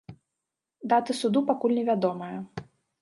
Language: Belarusian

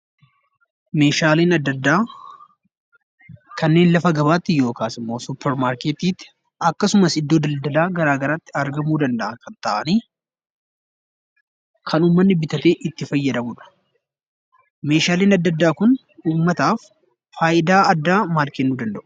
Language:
Oromo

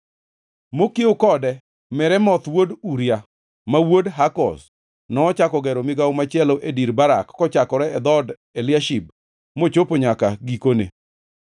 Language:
Luo (Kenya and Tanzania)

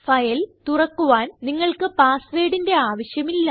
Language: Malayalam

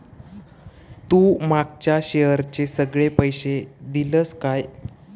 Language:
Marathi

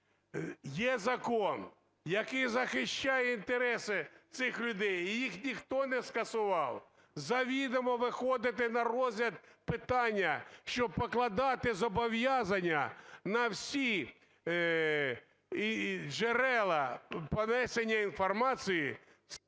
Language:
Ukrainian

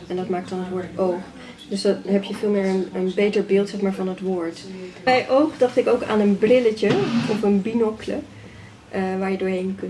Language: Dutch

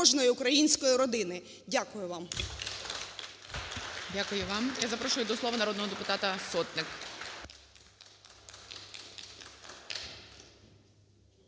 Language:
Ukrainian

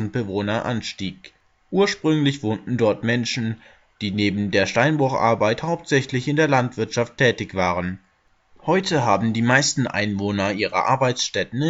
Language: German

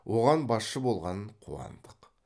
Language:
Kazakh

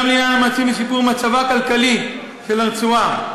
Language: Hebrew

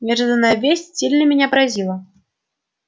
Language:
Russian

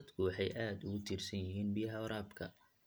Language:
Somali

